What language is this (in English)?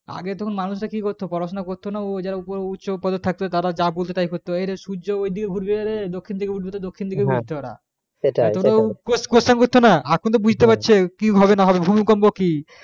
Bangla